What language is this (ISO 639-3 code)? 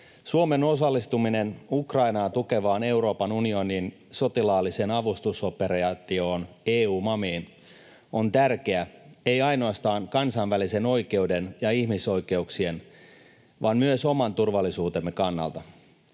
fin